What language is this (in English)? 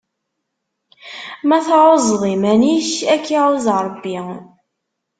Kabyle